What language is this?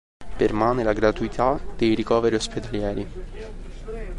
Italian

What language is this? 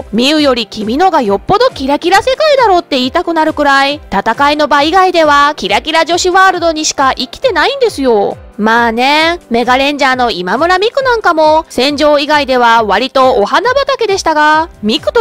Japanese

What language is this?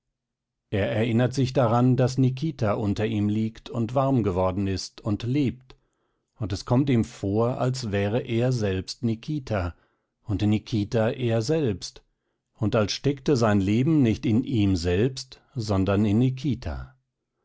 German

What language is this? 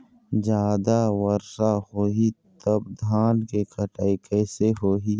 Chhattisgarhi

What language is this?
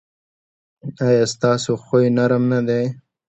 Pashto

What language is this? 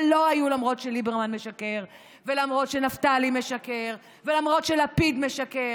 Hebrew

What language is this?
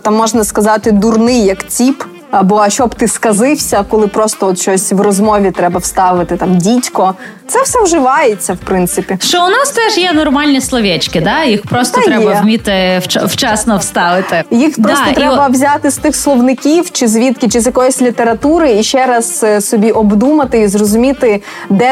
Ukrainian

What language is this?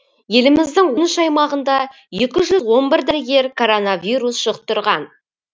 Kazakh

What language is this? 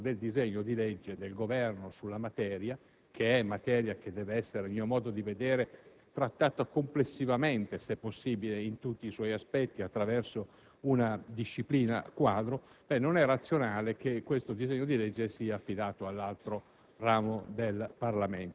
Italian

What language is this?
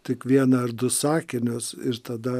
Lithuanian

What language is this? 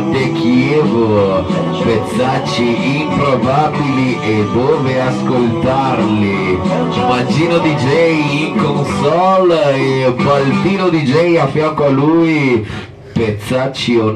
Italian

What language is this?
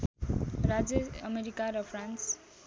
Nepali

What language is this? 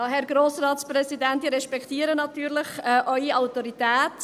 Swiss German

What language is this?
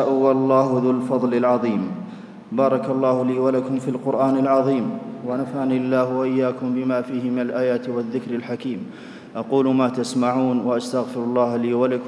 Arabic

